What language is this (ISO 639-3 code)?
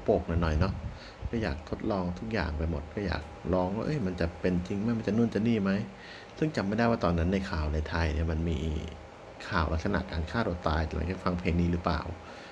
tha